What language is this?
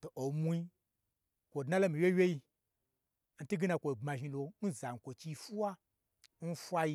Gbagyi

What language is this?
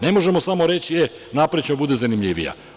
Serbian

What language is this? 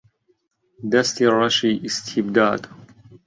Central Kurdish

